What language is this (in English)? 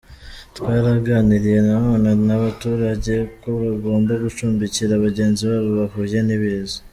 Kinyarwanda